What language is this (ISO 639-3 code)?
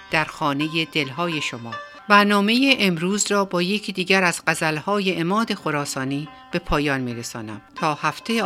fas